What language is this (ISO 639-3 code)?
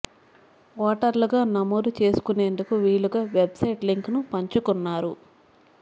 tel